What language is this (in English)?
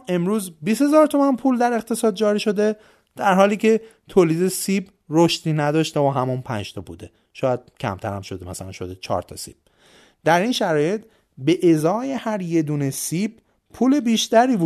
Persian